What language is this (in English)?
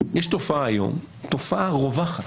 Hebrew